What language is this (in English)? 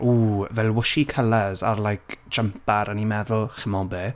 Welsh